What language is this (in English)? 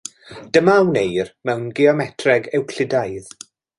Welsh